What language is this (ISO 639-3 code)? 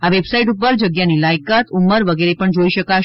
guj